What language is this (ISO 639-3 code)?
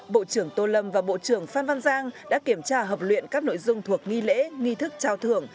vie